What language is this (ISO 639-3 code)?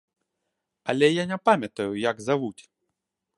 bel